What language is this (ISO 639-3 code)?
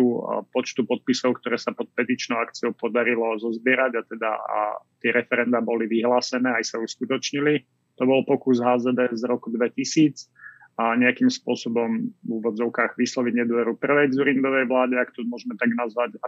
slk